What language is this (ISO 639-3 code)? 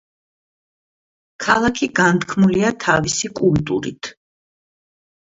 kat